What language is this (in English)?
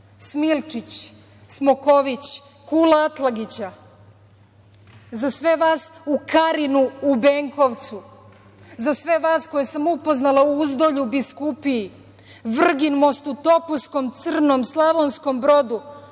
Serbian